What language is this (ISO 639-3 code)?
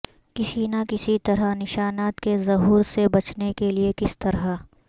urd